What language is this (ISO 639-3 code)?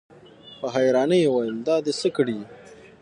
pus